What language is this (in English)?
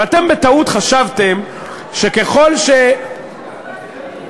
Hebrew